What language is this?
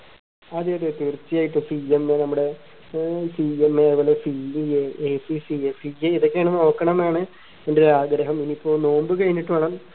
Malayalam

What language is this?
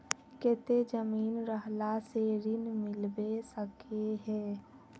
Magahi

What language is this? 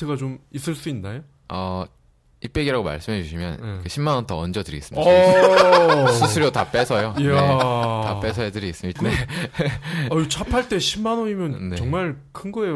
Korean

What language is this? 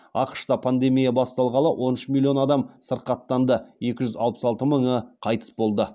Kazakh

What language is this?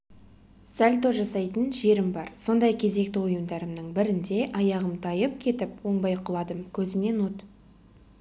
Kazakh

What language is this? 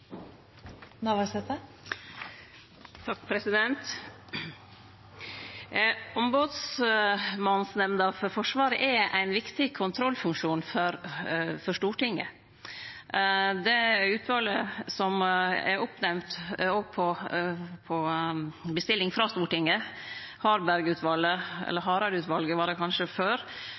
Norwegian Nynorsk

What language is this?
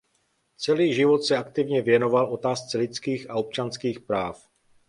Czech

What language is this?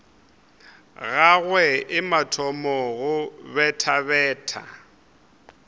Northern Sotho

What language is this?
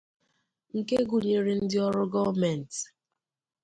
Igbo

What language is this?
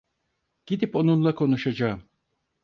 Turkish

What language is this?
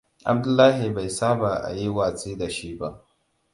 Hausa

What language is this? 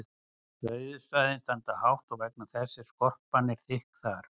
Icelandic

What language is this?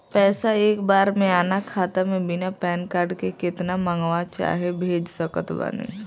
Bhojpuri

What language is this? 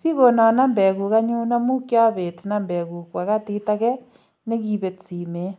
Kalenjin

